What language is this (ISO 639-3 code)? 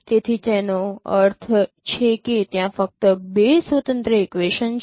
guj